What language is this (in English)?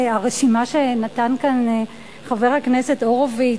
Hebrew